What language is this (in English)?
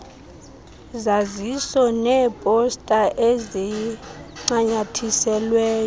Xhosa